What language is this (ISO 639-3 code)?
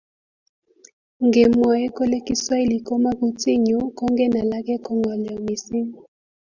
kln